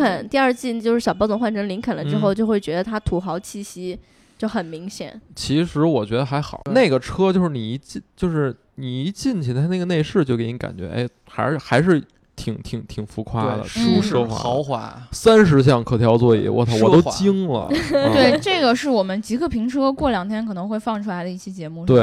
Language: Chinese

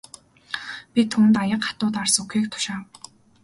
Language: Mongolian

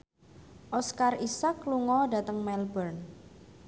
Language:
Javanese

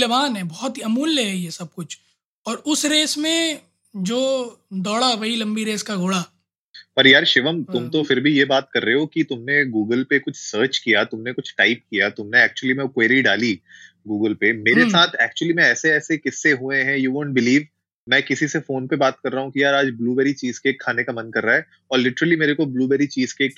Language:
Hindi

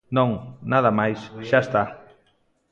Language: Galician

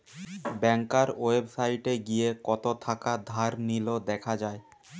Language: Bangla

